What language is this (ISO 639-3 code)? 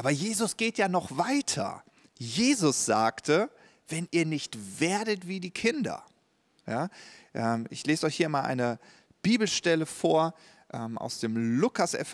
deu